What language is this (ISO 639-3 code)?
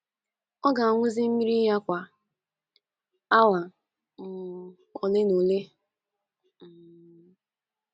ibo